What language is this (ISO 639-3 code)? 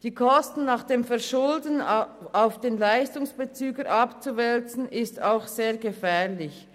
gsw